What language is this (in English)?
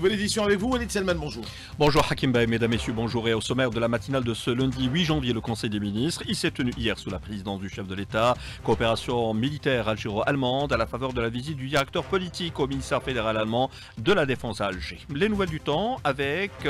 French